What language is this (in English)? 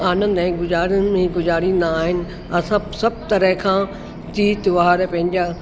Sindhi